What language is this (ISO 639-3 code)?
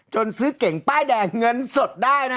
tha